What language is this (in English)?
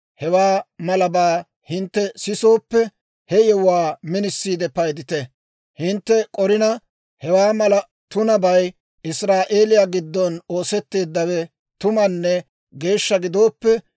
Dawro